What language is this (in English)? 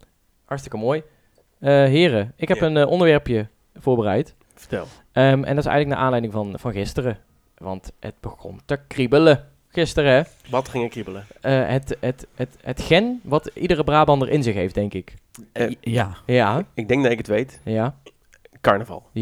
Dutch